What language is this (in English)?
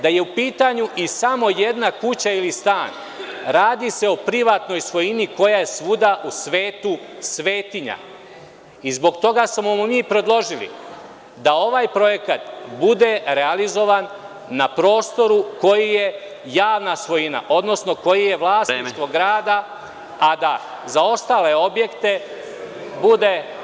Serbian